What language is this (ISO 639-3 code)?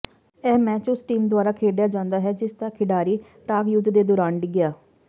pan